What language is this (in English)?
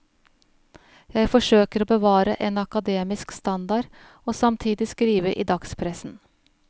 Norwegian